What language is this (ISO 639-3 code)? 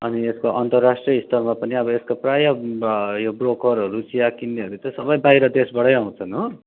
nep